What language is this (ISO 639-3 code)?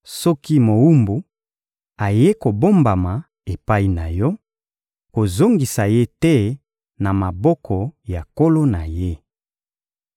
lin